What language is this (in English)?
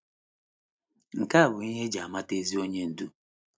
Igbo